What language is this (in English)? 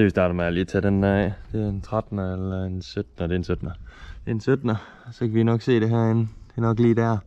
Danish